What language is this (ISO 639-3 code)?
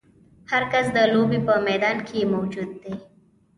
pus